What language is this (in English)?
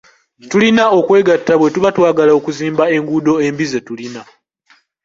Ganda